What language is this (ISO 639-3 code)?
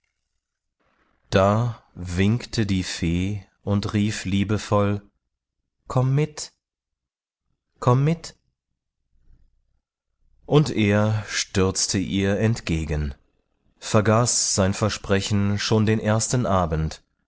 deu